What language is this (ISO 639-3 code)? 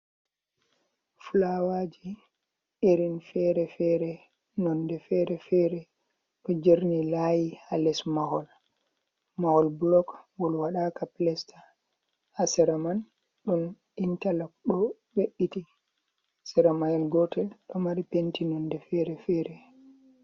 ful